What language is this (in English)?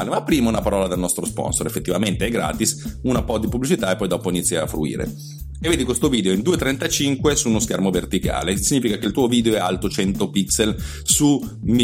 Italian